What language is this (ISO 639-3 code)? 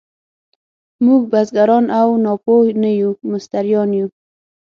pus